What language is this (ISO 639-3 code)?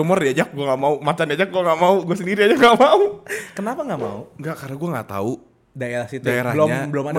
ind